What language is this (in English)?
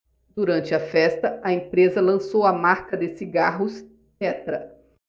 Portuguese